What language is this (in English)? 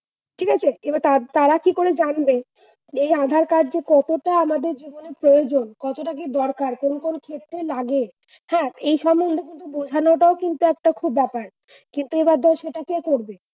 Bangla